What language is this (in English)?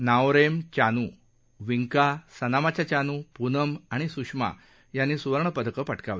Marathi